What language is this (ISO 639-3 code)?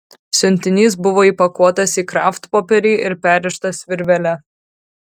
lit